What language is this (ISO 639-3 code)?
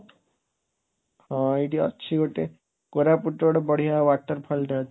ori